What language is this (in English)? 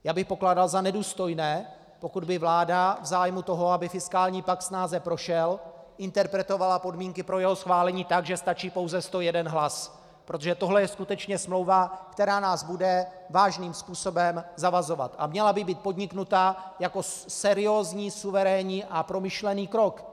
Czech